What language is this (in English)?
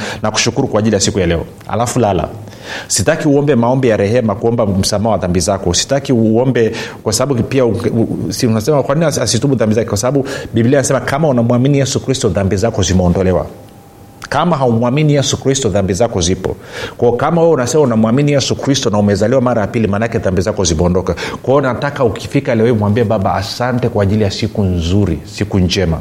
Swahili